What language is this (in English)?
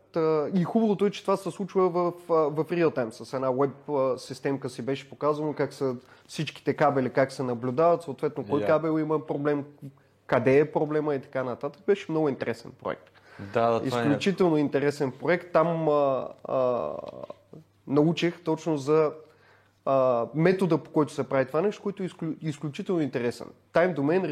Bulgarian